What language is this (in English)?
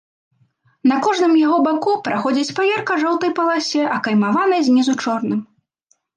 Belarusian